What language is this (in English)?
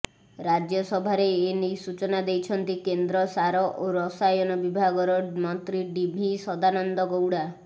Odia